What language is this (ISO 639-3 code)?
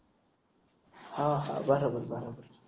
mar